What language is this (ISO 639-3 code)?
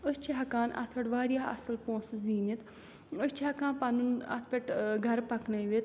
kas